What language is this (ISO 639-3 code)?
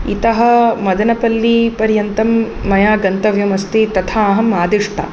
san